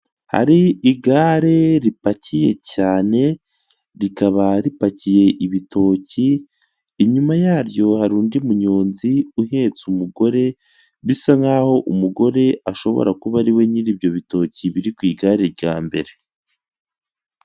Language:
Kinyarwanda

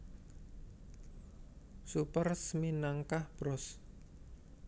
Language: Javanese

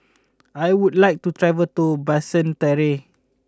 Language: English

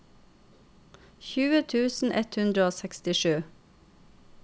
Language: Norwegian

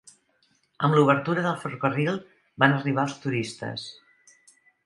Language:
Catalan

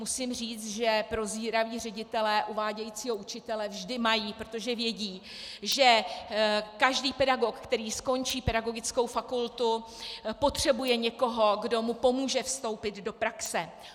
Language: Czech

